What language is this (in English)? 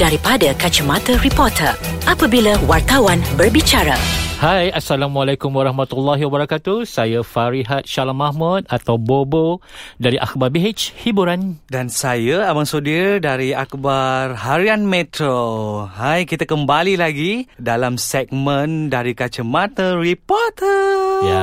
Malay